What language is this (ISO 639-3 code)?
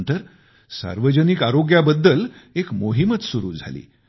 mar